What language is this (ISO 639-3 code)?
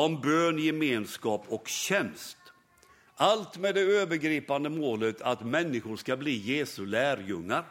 swe